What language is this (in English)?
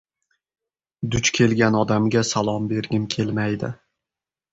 Uzbek